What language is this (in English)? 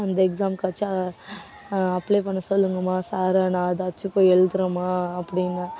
Tamil